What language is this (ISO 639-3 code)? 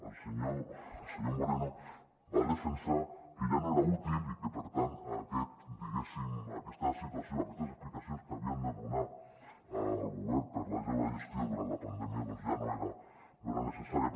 cat